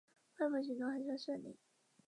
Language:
Chinese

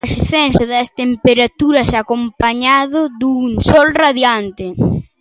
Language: Galician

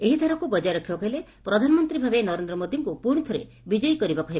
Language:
Odia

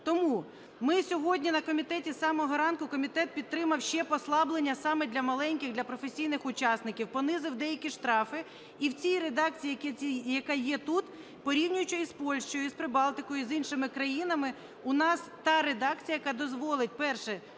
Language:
Ukrainian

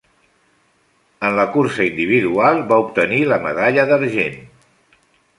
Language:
Catalan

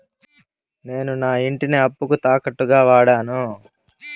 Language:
Telugu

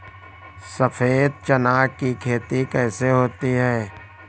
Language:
Hindi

